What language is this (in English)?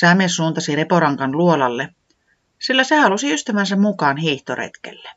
Finnish